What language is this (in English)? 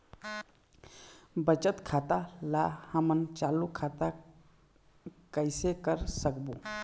Chhattisgarhi